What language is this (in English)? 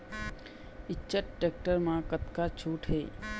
Chhattisgarhi